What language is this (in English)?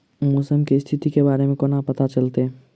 Maithili